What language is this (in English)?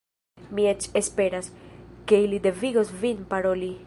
Esperanto